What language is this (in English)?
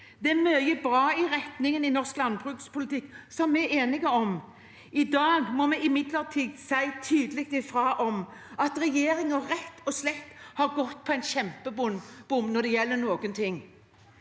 Norwegian